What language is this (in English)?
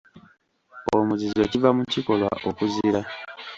Ganda